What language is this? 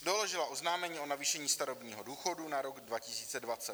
Czech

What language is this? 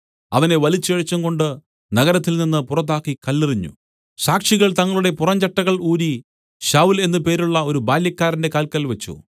Malayalam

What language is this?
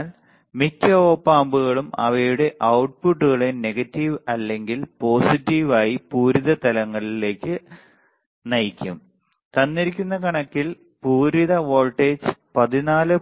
Malayalam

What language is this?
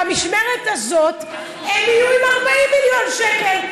Hebrew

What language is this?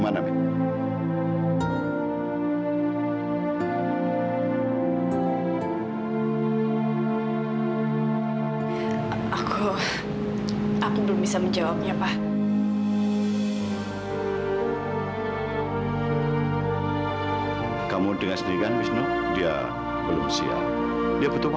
Indonesian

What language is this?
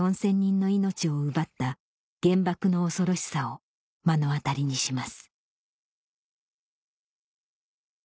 Japanese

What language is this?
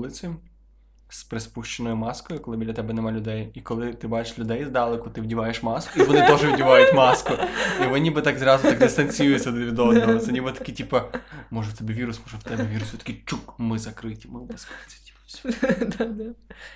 Ukrainian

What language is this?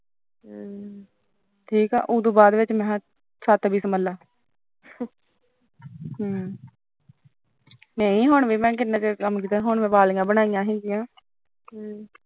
Punjabi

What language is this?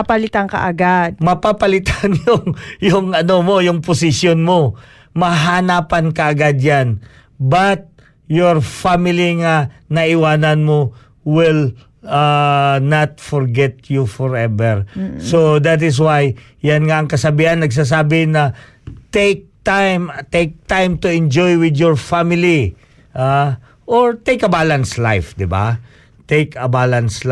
Filipino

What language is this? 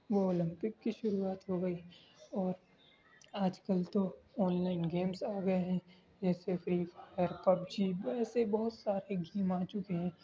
Urdu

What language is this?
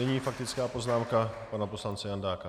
Czech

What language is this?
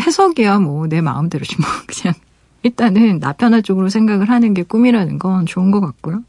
Korean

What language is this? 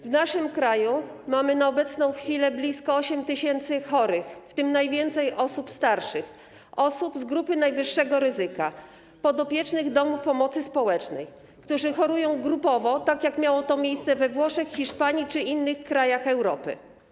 Polish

